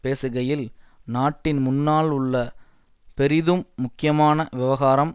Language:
Tamil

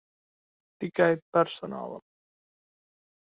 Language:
Latvian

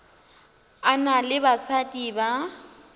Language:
Northern Sotho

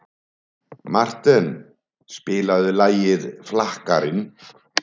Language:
Icelandic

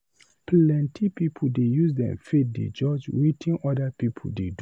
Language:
Nigerian Pidgin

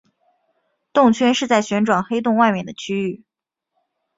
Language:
Chinese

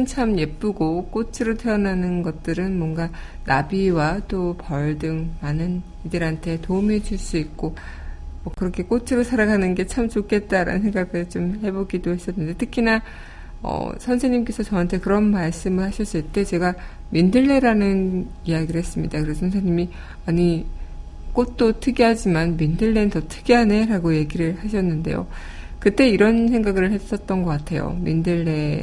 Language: Korean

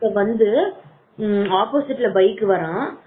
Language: Tamil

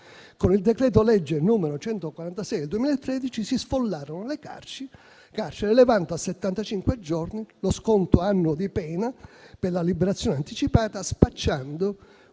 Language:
Italian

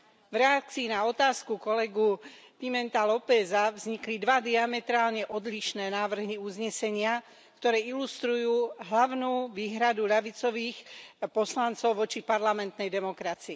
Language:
Slovak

